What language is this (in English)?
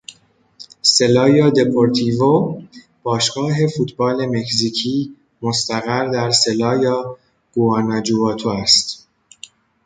Persian